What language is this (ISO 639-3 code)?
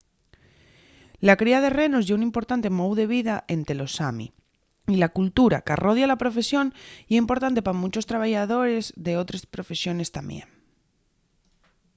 ast